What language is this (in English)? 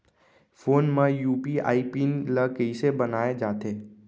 Chhattisgarhi